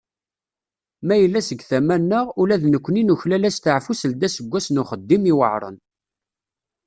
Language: Kabyle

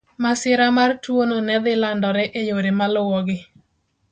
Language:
Luo (Kenya and Tanzania)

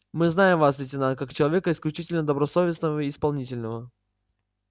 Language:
Russian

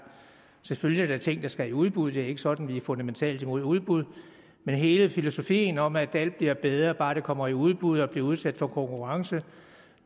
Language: Danish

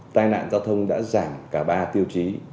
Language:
Vietnamese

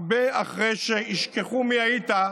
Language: Hebrew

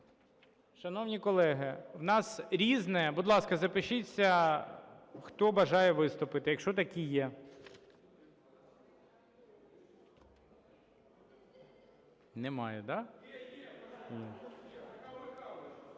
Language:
Ukrainian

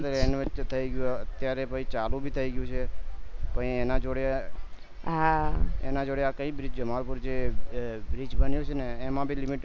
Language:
Gujarati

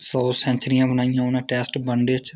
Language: Dogri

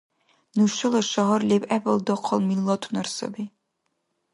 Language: Dargwa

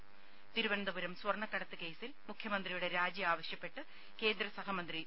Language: Malayalam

